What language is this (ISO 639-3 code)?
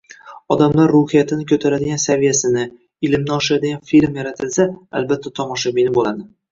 uzb